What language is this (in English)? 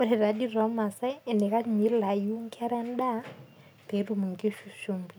Masai